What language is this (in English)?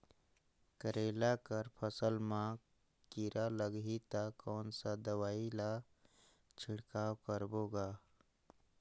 Chhattisgarhi